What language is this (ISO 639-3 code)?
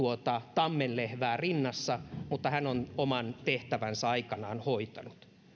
fin